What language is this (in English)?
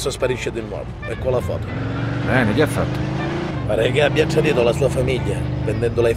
Italian